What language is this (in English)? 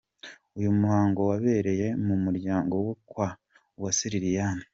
Kinyarwanda